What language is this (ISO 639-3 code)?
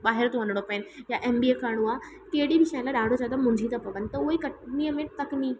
snd